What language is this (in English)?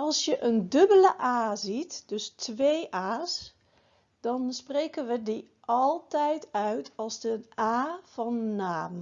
Dutch